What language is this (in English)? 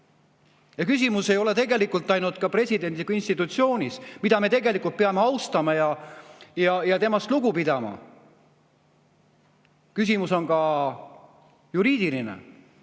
Estonian